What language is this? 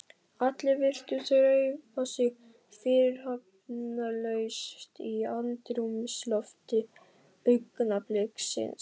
Icelandic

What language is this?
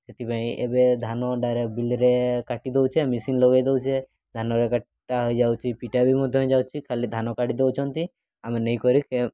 Odia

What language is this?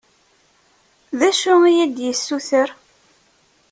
Kabyle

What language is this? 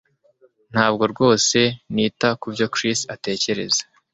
Kinyarwanda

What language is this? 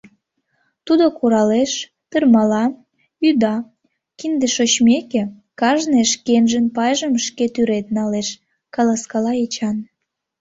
Mari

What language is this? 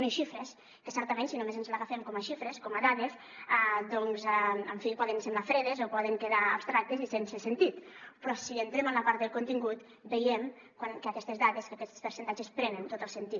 Catalan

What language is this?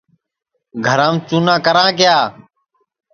Sansi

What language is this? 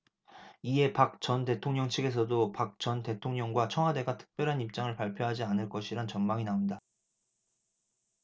Korean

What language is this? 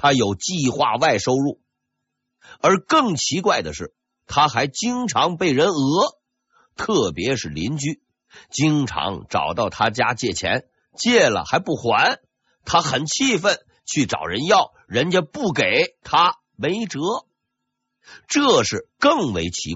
Chinese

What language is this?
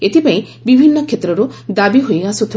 Odia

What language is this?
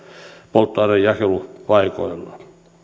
Finnish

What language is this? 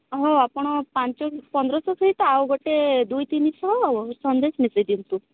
Odia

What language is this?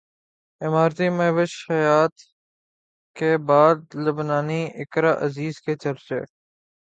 Urdu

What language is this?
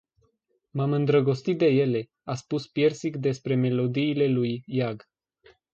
Romanian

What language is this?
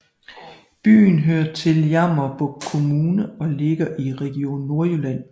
Danish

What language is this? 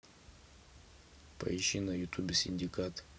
Russian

